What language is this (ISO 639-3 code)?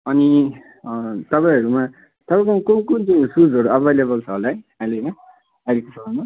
nep